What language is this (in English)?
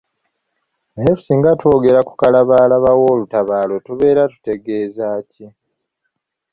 Ganda